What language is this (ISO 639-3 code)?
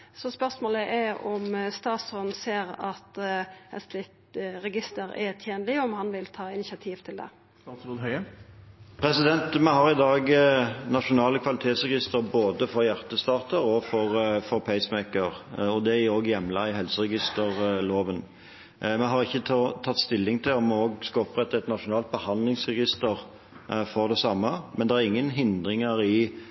nor